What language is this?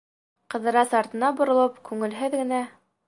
Bashkir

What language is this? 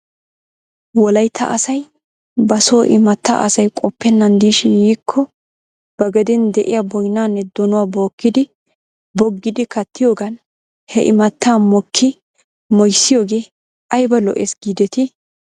Wolaytta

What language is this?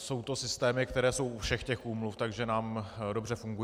Czech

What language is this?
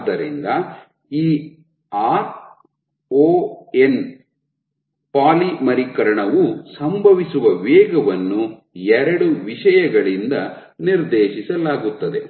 Kannada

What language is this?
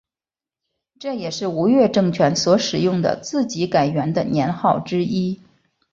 Chinese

